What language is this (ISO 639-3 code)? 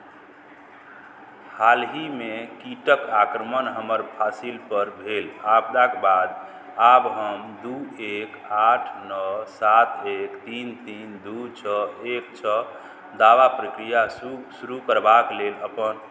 mai